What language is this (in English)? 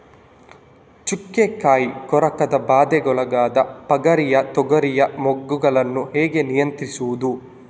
Kannada